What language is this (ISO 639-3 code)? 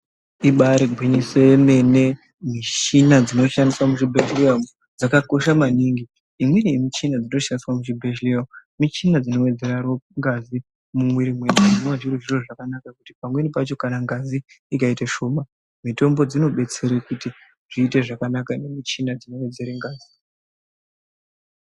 ndc